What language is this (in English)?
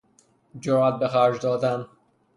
Persian